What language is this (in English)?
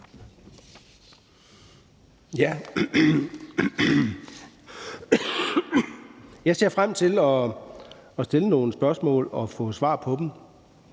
Danish